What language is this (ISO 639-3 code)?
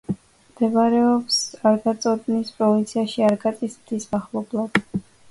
kat